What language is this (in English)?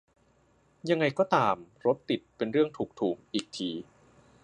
Thai